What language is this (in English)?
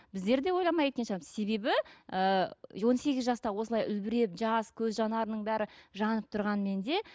Kazakh